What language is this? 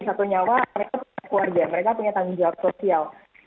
Indonesian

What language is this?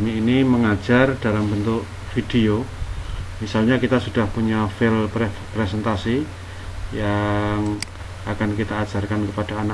Indonesian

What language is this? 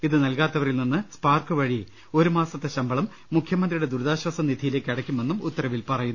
Malayalam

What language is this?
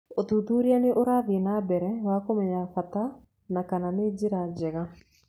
Kikuyu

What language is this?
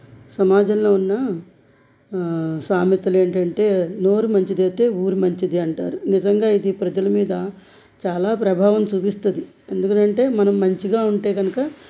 Telugu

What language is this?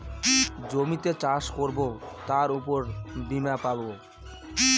Bangla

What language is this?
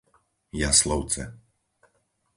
Slovak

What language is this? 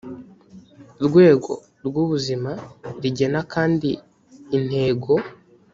Kinyarwanda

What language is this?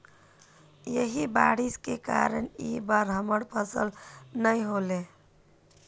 Magahi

